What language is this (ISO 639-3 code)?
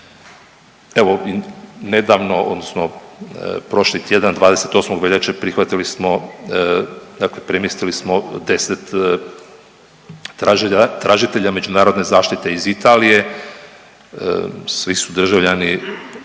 hrv